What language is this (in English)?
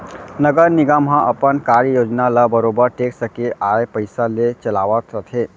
Chhattisgarhi